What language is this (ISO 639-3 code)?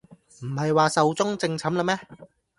yue